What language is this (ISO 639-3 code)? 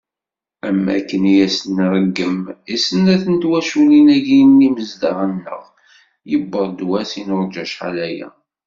kab